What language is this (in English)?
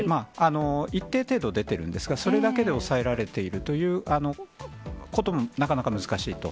Japanese